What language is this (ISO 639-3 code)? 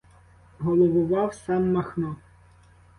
ukr